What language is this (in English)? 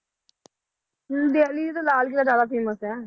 Punjabi